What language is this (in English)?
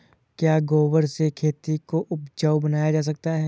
Hindi